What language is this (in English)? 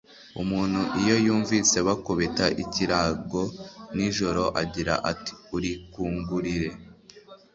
Kinyarwanda